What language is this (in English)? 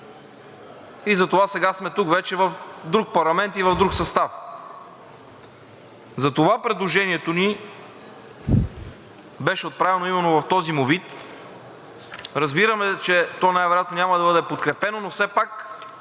Bulgarian